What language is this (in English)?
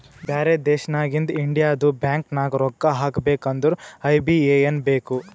Kannada